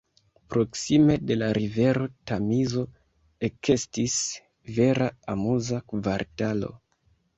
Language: Esperanto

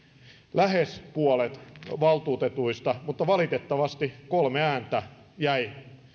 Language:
Finnish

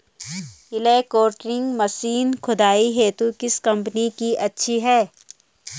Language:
Hindi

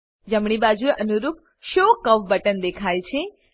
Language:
Gujarati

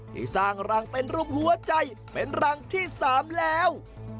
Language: Thai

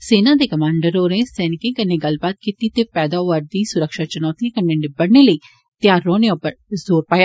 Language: Dogri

